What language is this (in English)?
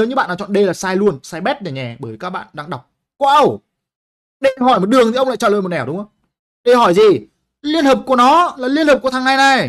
Vietnamese